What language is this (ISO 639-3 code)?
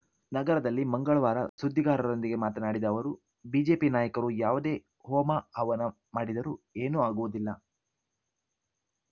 kan